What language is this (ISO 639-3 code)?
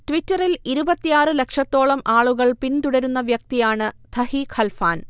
mal